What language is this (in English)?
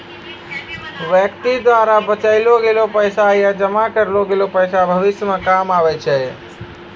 Maithili